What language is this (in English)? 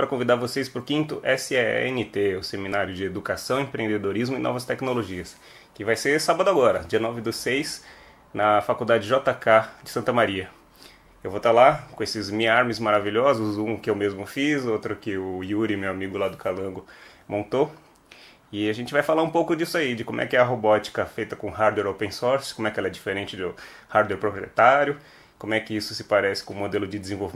Portuguese